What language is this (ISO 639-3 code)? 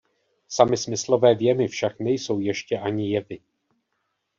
ces